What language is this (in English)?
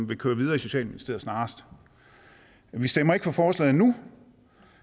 Danish